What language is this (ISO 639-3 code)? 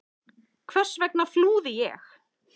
isl